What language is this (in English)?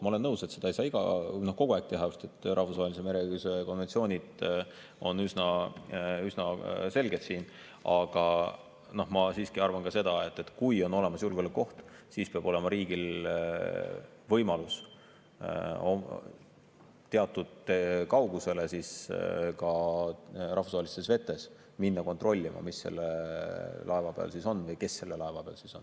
Estonian